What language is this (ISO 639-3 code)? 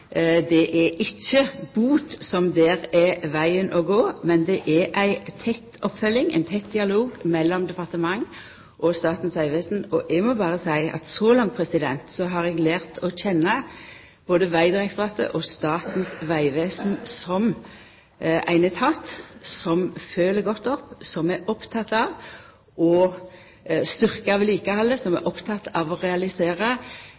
nno